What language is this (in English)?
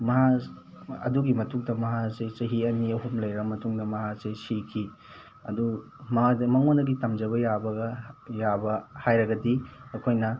Manipuri